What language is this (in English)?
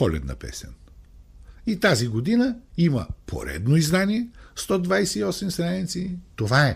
Bulgarian